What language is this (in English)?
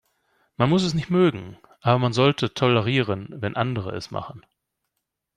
German